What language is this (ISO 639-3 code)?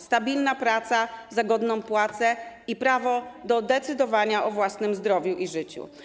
pol